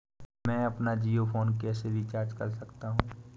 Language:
Hindi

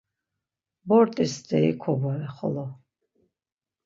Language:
Laz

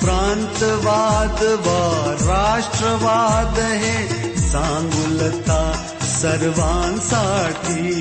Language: Marathi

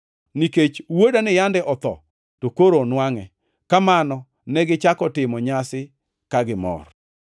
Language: Luo (Kenya and Tanzania)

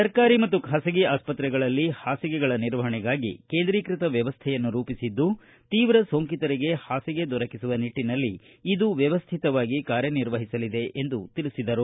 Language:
Kannada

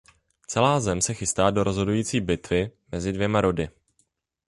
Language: Czech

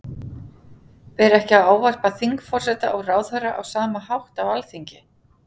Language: Icelandic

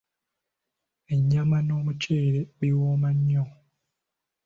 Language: Ganda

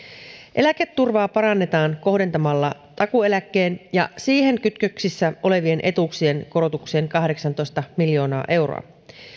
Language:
Finnish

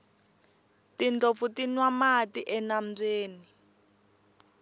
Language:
Tsonga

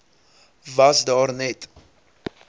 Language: Afrikaans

